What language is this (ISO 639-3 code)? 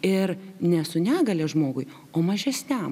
lit